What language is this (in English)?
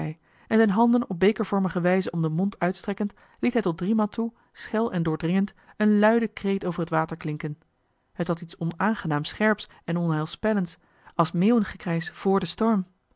Dutch